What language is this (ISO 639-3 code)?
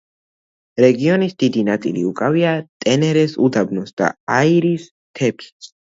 kat